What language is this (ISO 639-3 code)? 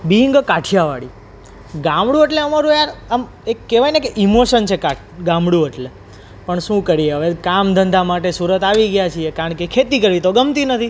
guj